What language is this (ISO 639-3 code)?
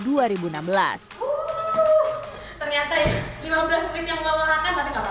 ind